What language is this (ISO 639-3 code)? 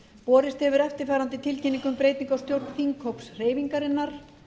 isl